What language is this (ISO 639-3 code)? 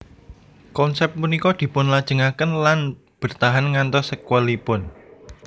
jav